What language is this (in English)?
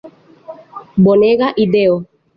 Esperanto